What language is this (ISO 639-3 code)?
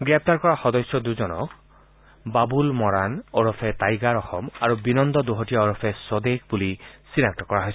asm